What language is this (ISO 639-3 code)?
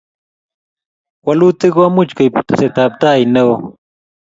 kln